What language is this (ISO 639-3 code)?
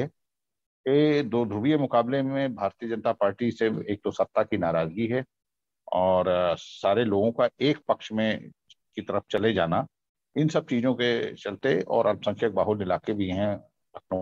hin